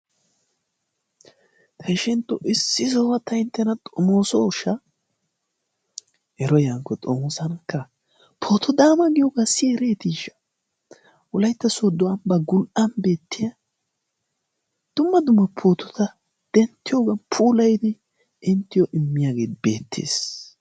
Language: Wolaytta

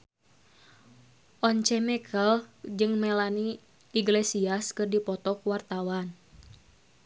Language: Sundanese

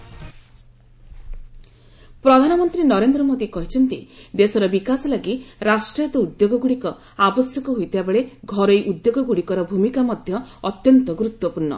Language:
Odia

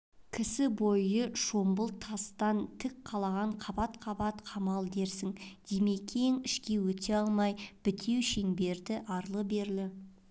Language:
Kazakh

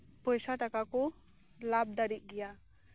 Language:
Santali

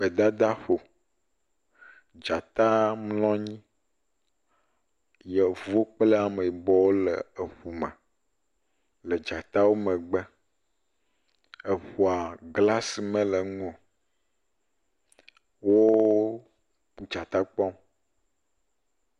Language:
Ewe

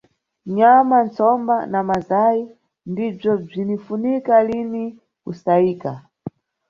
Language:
Nyungwe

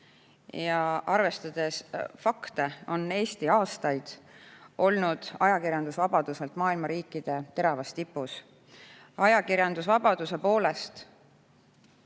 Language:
Estonian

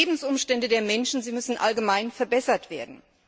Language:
German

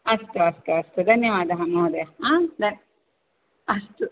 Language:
Sanskrit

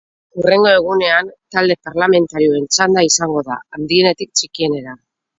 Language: Basque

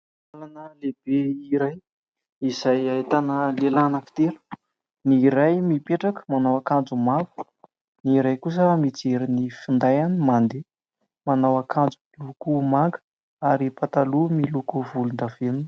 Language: Malagasy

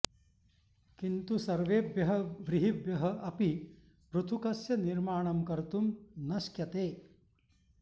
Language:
Sanskrit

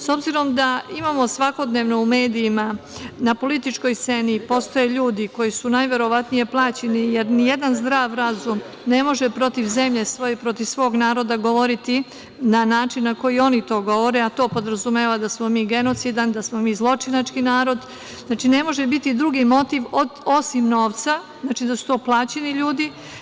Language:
Serbian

